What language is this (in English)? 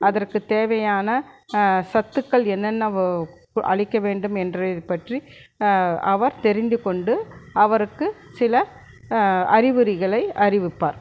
Tamil